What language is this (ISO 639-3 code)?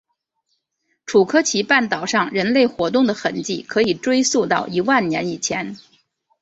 zho